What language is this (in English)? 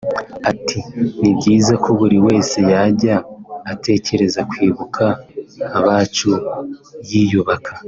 Kinyarwanda